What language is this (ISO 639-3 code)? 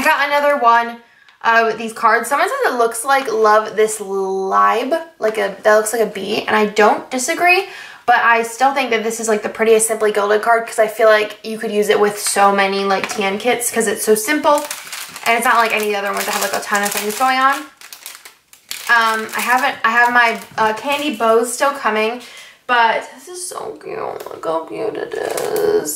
eng